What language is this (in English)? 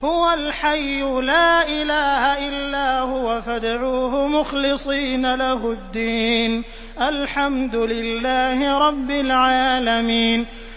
Arabic